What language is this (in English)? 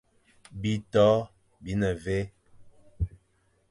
Fang